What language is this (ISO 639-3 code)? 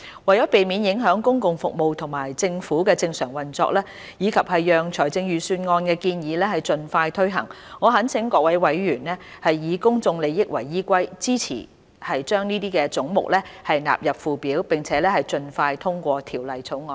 yue